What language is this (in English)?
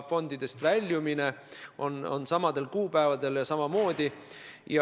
Estonian